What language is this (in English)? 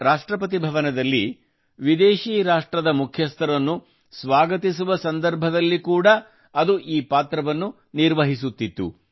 Kannada